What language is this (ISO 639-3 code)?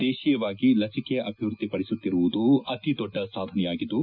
kan